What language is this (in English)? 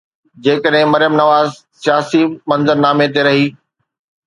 Sindhi